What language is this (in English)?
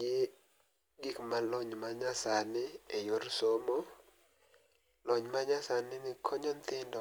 Luo (Kenya and Tanzania)